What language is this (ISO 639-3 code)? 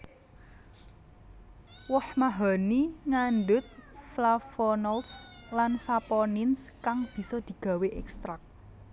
jav